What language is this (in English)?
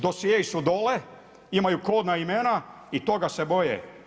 Croatian